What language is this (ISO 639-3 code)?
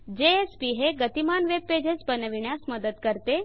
mar